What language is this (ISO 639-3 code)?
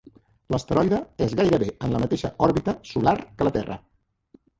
cat